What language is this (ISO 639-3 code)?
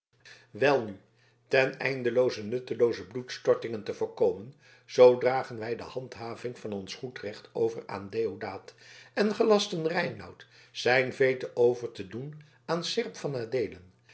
nld